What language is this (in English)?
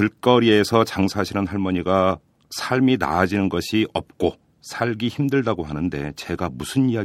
Korean